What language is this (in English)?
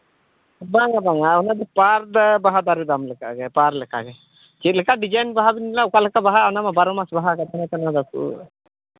Santali